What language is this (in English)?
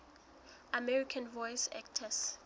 Southern Sotho